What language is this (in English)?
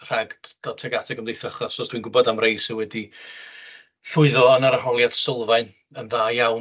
Welsh